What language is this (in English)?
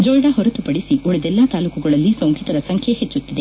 Kannada